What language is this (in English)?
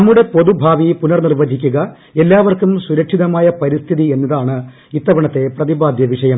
Malayalam